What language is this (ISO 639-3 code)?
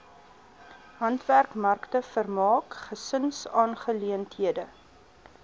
afr